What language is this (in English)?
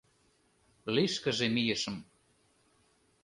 Mari